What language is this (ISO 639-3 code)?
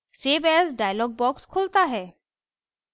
hin